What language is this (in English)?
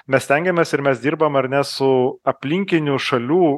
Lithuanian